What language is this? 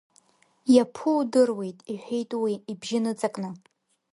Abkhazian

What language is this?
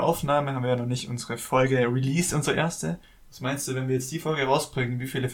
German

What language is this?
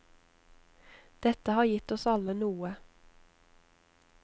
Norwegian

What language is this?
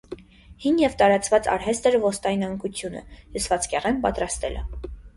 Armenian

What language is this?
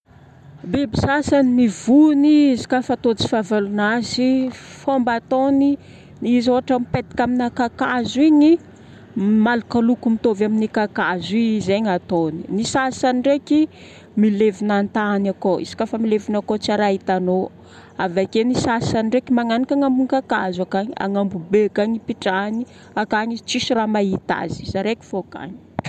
Northern Betsimisaraka Malagasy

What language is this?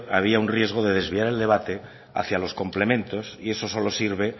Spanish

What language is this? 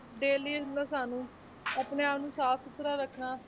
Punjabi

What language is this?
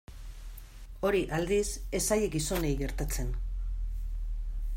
Basque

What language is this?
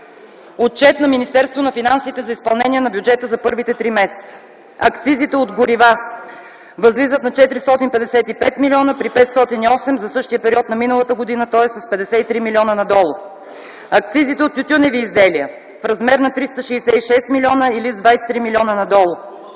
Bulgarian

